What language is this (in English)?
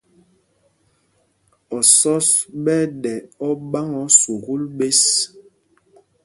Mpumpong